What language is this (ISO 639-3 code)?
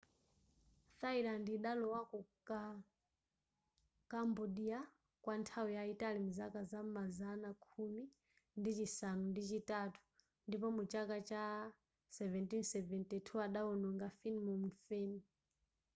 nya